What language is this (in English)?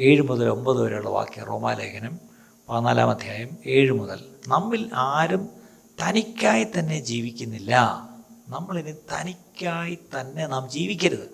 Malayalam